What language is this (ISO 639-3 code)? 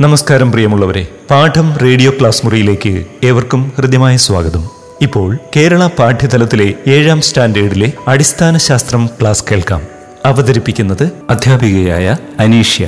mal